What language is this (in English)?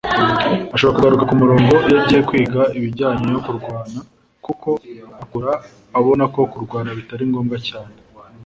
Kinyarwanda